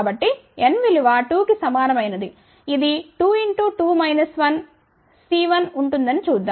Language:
Telugu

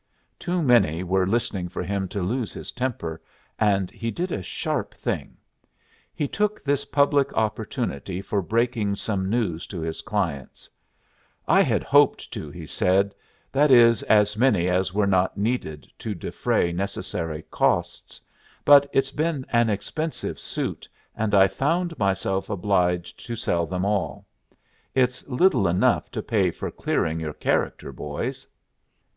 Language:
English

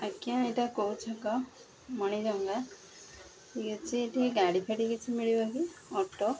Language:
Odia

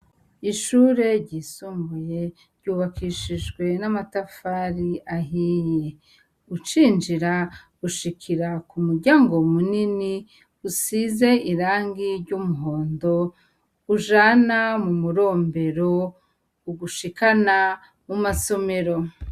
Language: Rundi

